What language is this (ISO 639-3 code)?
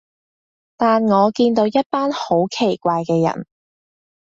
yue